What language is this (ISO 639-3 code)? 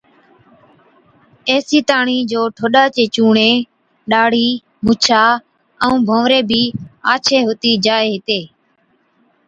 odk